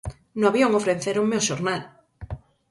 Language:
Galician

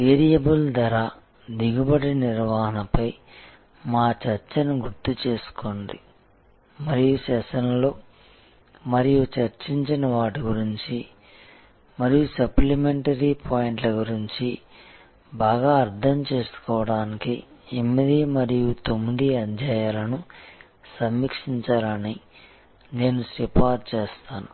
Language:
Telugu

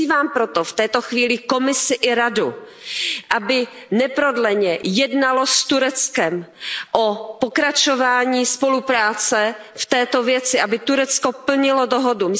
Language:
Czech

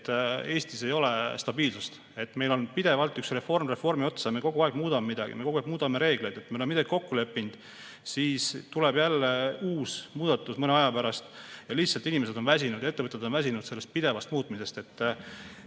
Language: Estonian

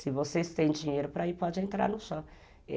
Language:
Portuguese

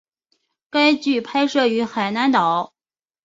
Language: Chinese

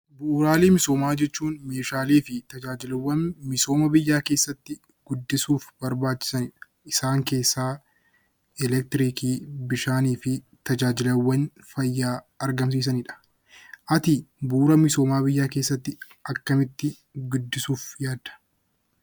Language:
Oromo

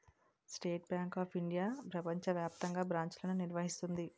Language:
Telugu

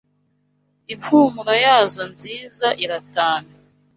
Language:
Kinyarwanda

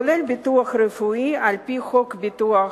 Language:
Hebrew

